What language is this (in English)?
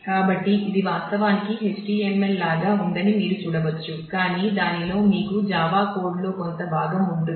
Telugu